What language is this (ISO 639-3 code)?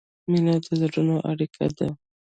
pus